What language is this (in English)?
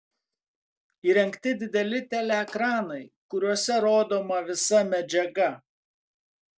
Lithuanian